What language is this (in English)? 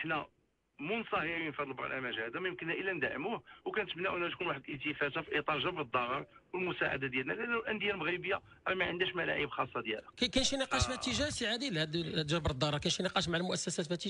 Arabic